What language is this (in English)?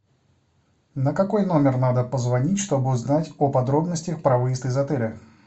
Russian